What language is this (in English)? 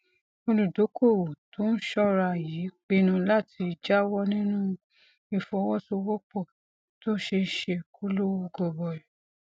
Yoruba